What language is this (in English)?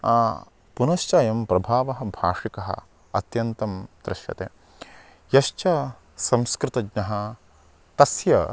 Sanskrit